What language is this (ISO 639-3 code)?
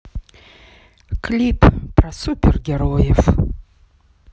rus